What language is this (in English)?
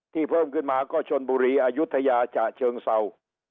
Thai